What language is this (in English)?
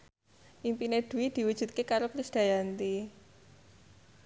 Javanese